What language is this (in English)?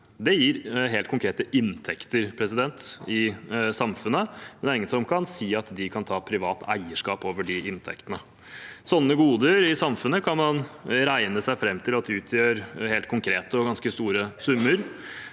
Norwegian